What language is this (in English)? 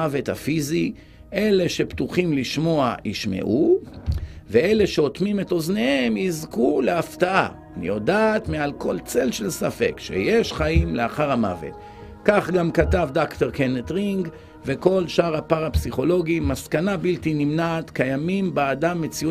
Hebrew